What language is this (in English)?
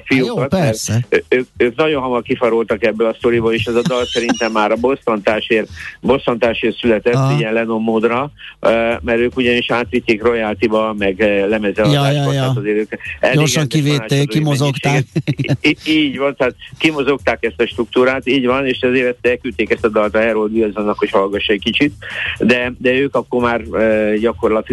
Hungarian